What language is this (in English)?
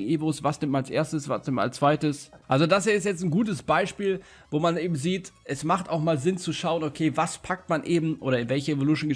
German